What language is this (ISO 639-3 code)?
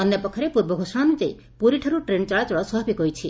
ori